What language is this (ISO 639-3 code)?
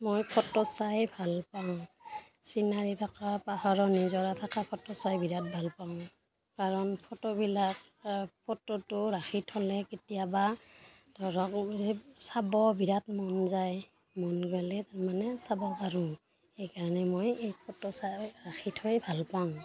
asm